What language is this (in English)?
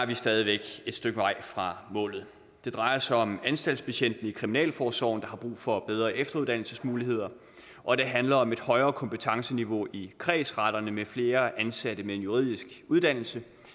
Danish